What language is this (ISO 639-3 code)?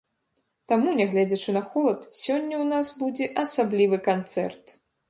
bel